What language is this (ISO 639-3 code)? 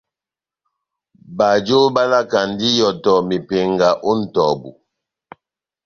bnm